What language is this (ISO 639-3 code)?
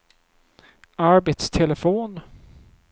swe